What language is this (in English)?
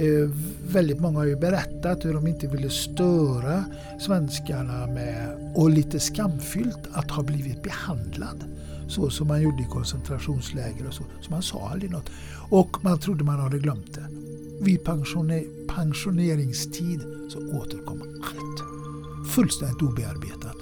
Swedish